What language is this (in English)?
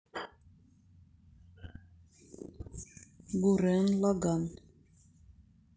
Russian